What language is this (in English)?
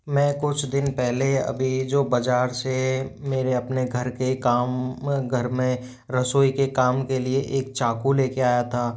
Hindi